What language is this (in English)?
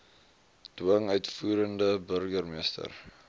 Afrikaans